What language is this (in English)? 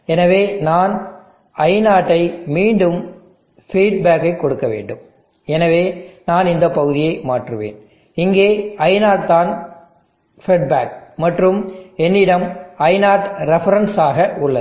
Tamil